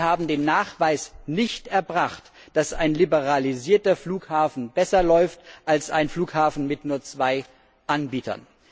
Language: German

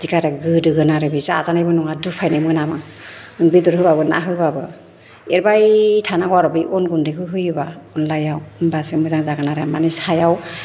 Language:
Bodo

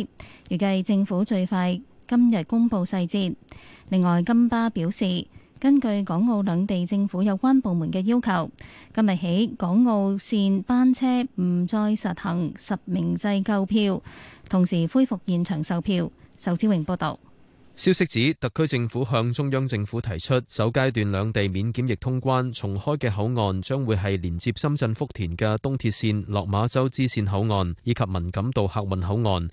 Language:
Chinese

